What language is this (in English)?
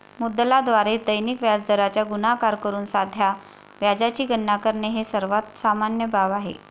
Marathi